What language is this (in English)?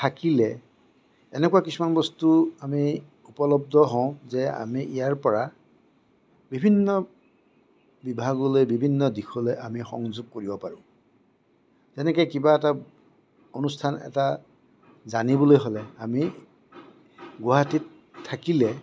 Assamese